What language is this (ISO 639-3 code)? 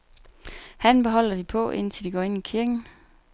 dan